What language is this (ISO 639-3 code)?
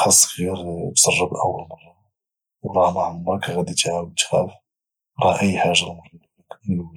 ary